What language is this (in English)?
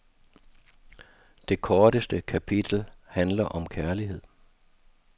Danish